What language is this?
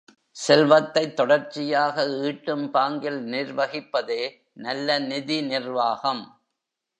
Tamil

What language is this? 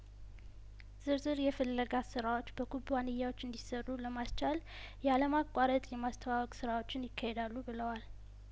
Amharic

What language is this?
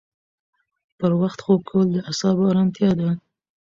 Pashto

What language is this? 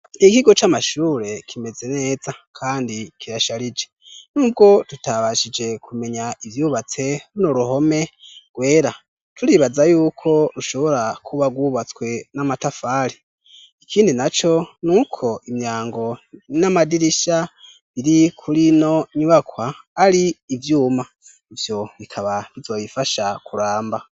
Rundi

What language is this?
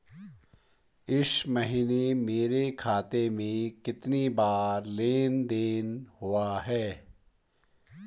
Hindi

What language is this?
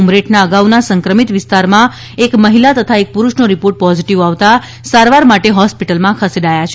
Gujarati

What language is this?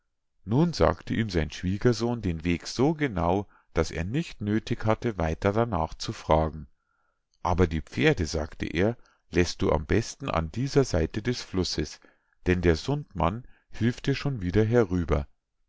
German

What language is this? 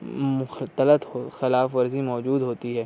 Urdu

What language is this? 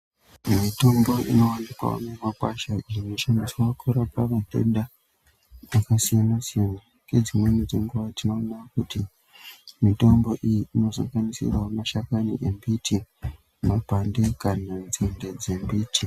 Ndau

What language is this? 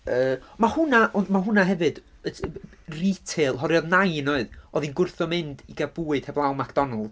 Welsh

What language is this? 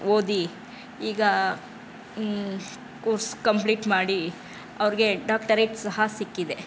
Kannada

